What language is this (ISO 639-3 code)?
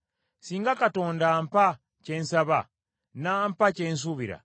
lug